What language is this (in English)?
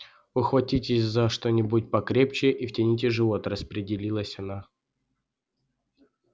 Russian